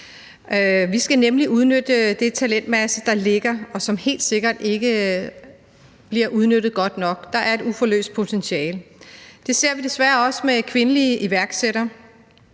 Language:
Danish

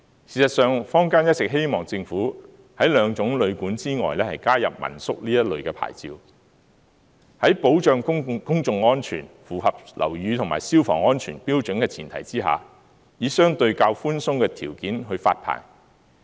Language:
Cantonese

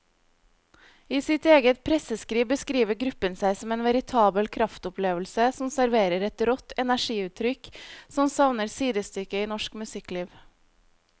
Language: Norwegian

